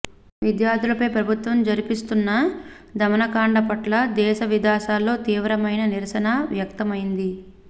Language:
Telugu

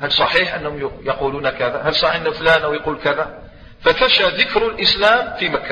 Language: Arabic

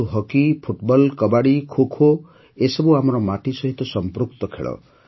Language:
Odia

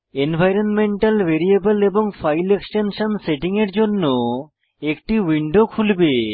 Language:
Bangla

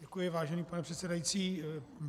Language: Czech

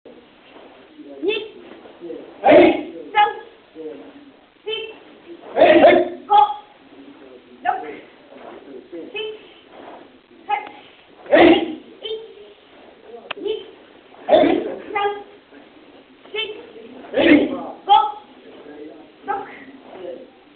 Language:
Vietnamese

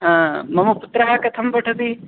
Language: Sanskrit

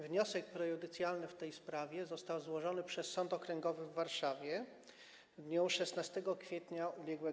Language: Polish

